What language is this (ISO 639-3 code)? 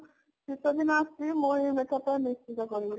ori